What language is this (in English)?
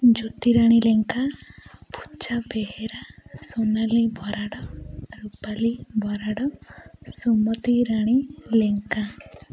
Odia